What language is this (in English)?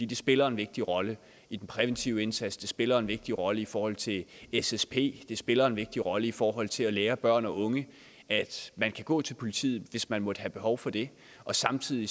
Danish